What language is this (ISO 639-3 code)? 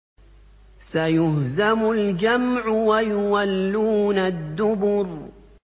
ara